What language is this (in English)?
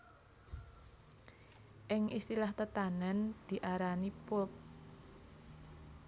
Javanese